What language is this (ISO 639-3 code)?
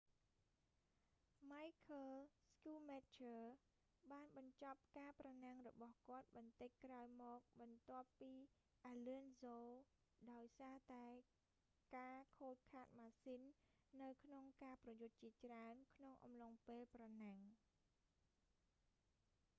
khm